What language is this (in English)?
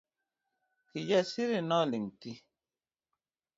Luo (Kenya and Tanzania)